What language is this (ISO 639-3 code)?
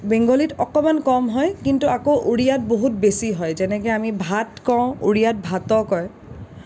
asm